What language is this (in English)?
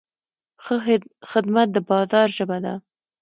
Pashto